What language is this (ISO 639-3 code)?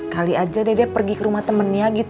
ind